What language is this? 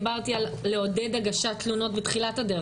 Hebrew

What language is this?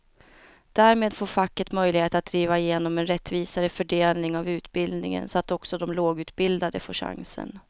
Swedish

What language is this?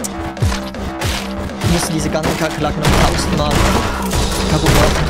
German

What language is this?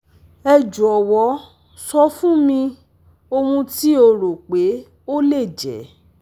Yoruba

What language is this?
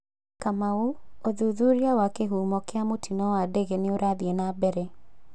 Kikuyu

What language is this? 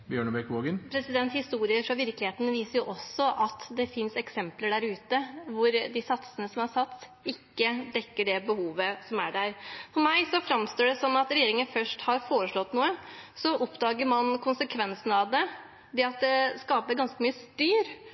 Norwegian Bokmål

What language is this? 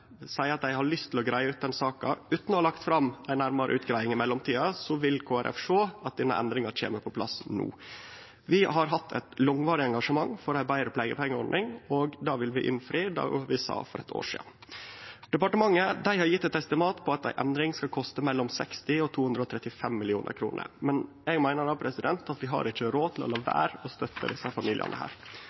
Norwegian Nynorsk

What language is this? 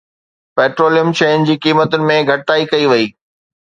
Sindhi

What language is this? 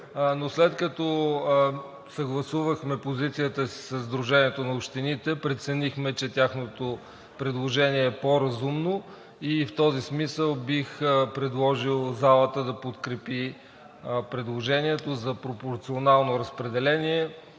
Bulgarian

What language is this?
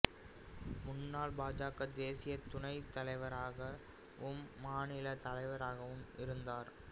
Tamil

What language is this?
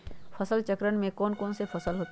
Magahi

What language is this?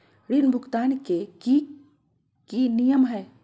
Magahi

